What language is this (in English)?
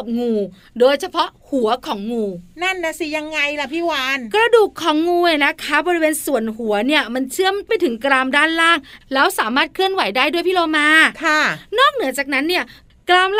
Thai